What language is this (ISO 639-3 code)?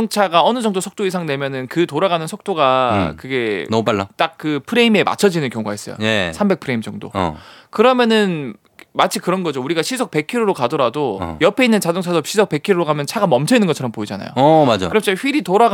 kor